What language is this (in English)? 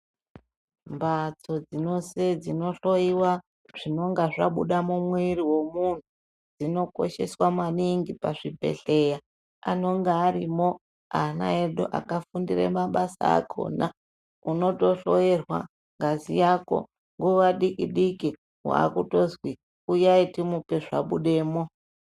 Ndau